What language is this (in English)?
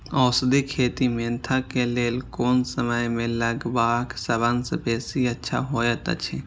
Maithili